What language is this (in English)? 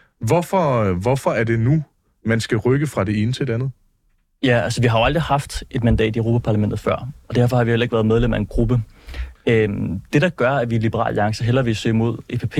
Danish